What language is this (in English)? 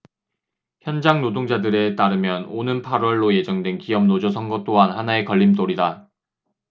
Korean